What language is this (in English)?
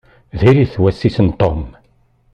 Kabyle